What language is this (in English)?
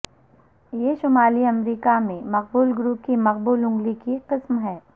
Urdu